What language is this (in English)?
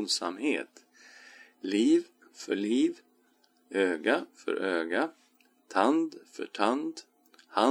Swedish